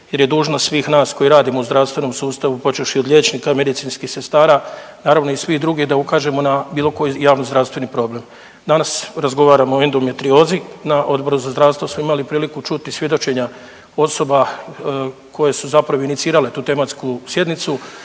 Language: Croatian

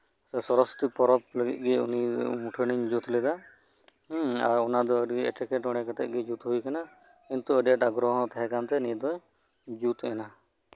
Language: Santali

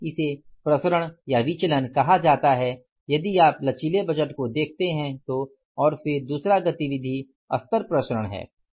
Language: Hindi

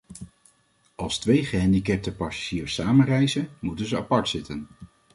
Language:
Dutch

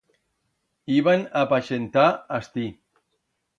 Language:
Aragonese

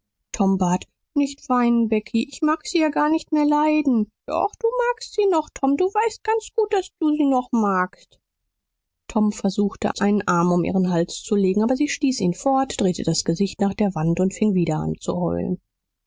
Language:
German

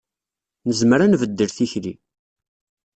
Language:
Kabyle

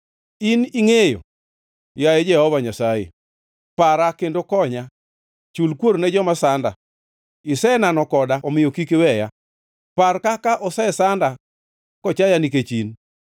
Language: Luo (Kenya and Tanzania)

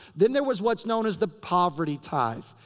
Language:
English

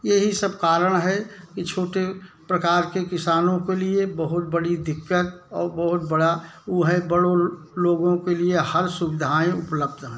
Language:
Hindi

